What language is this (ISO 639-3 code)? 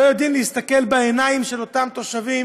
heb